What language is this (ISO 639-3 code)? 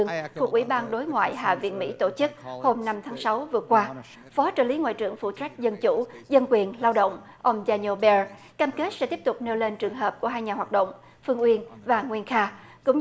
vie